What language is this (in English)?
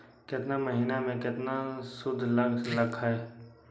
Magahi